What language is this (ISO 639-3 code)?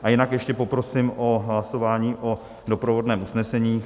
ces